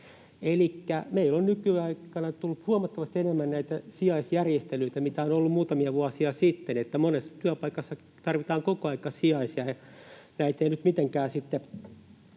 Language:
Finnish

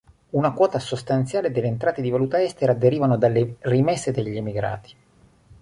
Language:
Italian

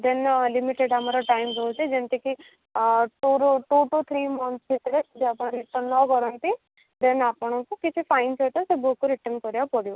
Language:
Odia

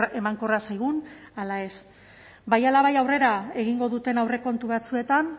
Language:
Basque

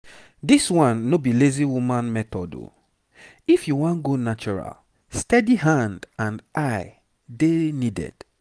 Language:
Nigerian Pidgin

